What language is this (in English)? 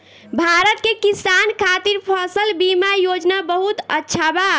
Bhojpuri